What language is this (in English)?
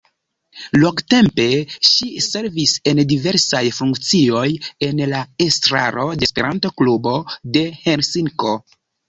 Esperanto